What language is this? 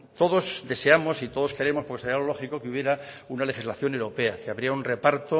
Spanish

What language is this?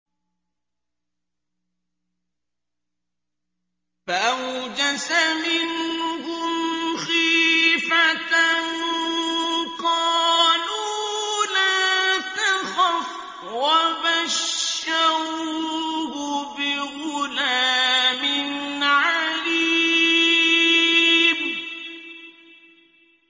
Arabic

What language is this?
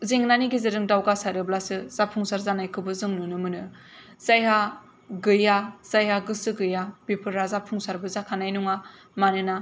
Bodo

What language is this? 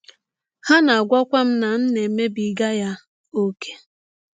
Igbo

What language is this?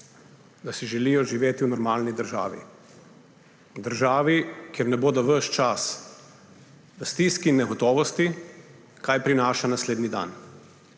Slovenian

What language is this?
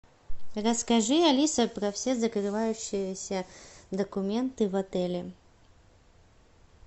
Russian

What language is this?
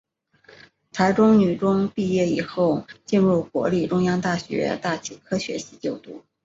Chinese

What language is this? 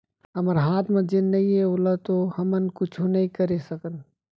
Chhattisgarhi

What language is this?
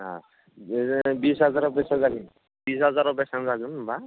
Bodo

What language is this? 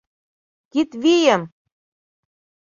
Mari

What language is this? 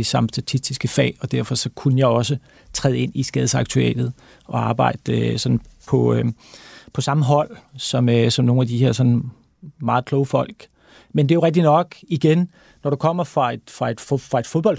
Danish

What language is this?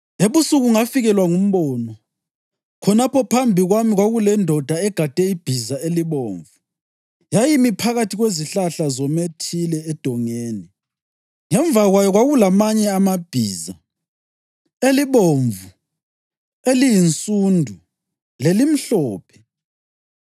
North Ndebele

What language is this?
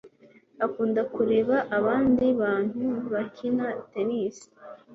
Kinyarwanda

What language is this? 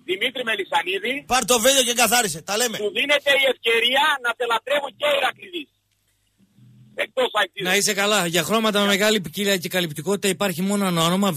Greek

